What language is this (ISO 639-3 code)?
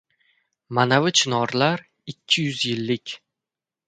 uzb